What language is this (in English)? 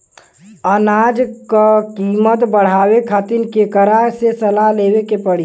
Bhojpuri